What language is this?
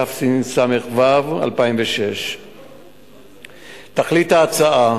Hebrew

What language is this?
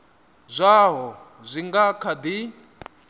Venda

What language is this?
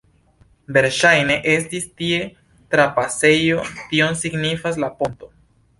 Esperanto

